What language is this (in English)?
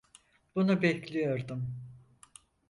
Turkish